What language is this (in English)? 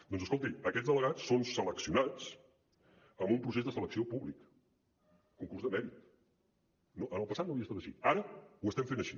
Catalan